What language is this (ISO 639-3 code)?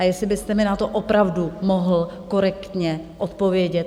ces